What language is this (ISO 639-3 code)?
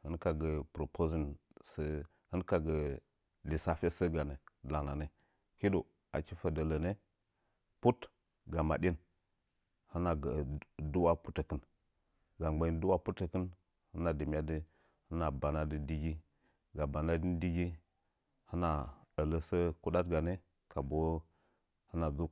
nja